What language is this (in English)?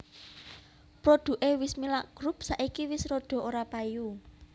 Javanese